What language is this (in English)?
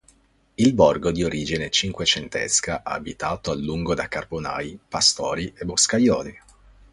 Italian